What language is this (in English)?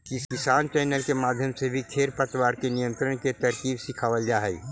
Magahi